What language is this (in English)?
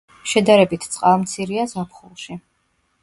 Georgian